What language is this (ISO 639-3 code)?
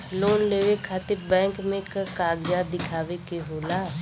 bho